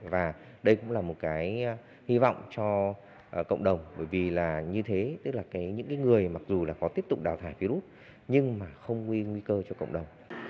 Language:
Vietnamese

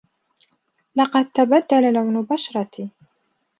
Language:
Arabic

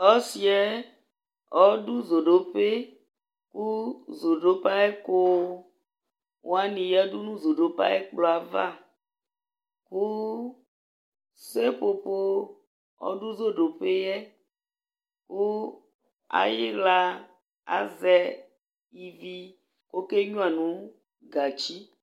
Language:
Ikposo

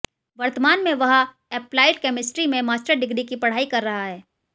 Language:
Hindi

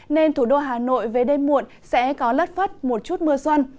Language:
Vietnamese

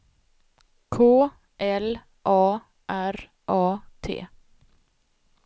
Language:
Swedish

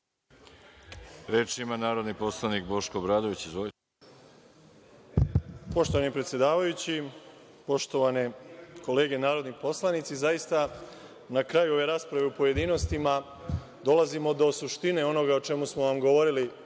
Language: Serbian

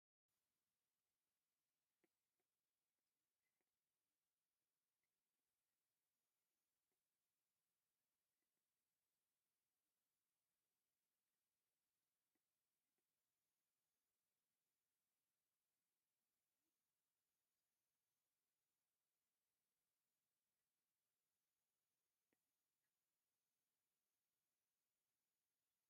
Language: Tigrinya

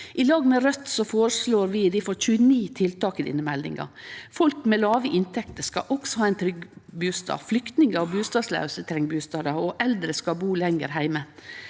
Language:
Norwegian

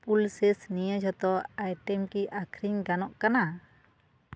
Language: Santali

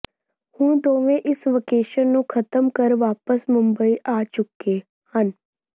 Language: Punjabi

